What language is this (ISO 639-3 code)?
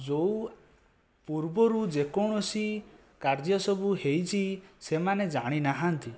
ori